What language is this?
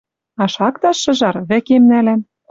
Western Mari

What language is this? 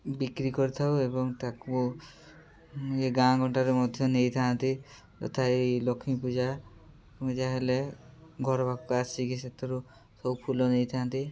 Odia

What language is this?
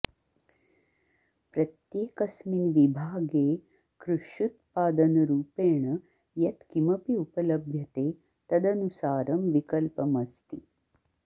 Sanskrit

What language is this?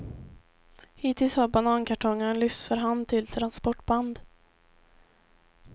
Swedish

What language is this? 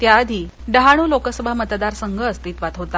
Marathi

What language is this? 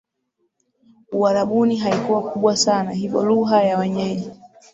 Swahili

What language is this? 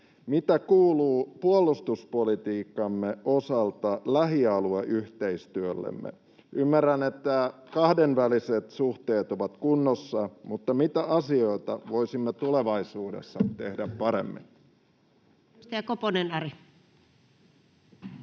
Finnish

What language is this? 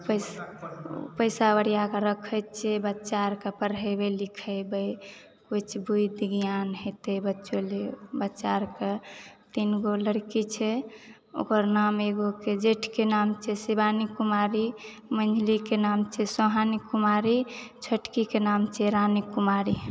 Maithili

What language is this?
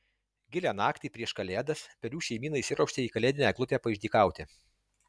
Lithuanian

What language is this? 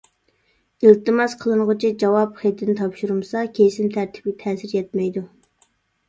Uyghur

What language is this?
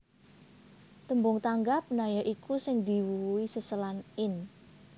Javanese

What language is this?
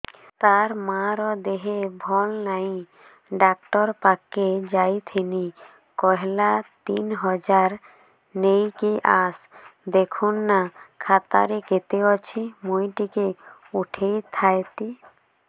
Odia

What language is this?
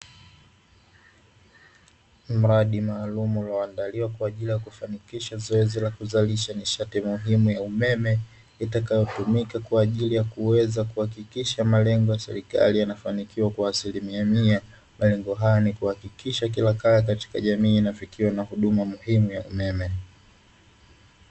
Swahili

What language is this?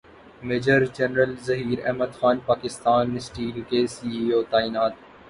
Urdu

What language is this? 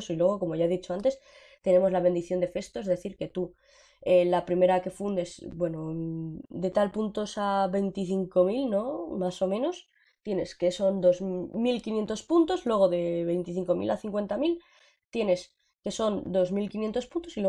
Spanish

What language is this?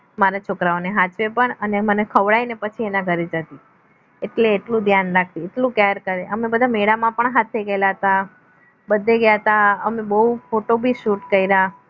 Gujarati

